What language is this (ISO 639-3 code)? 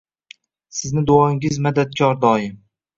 uzb